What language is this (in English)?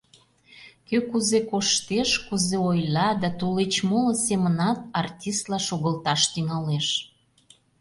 Mari